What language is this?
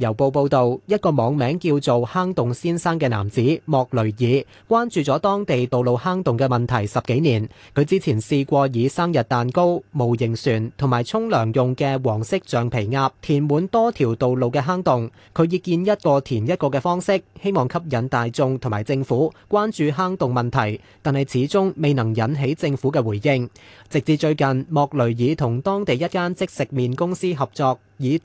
Chinese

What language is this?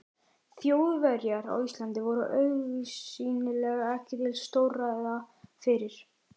Icelandic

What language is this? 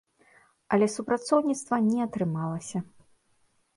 Belarusian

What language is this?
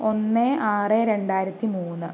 Malayalam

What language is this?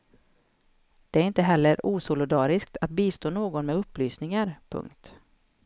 Swedish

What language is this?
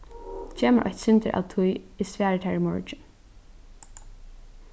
Faroese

